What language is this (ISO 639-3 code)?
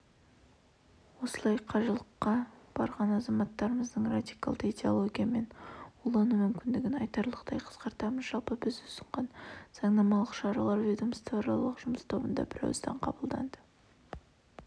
kaz